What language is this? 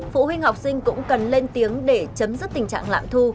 Vietnamese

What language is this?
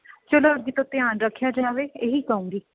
Punjabi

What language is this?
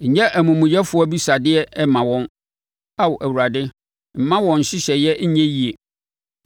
Akan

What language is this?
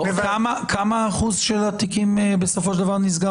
Hebrew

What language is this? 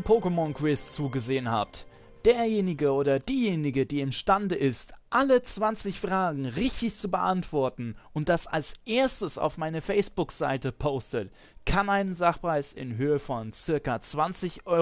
German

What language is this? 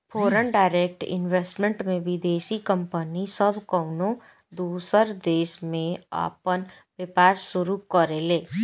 Bhojpuri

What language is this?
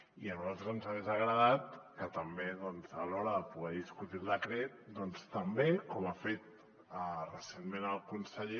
Catalan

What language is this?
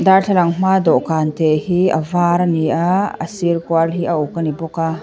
Mizo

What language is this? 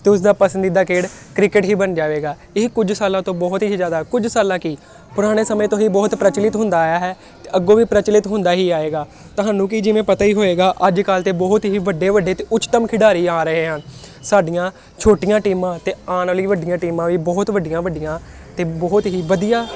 Punjabi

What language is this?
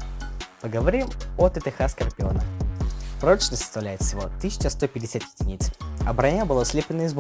Russian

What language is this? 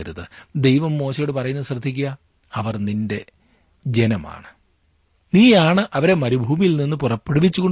Malayalam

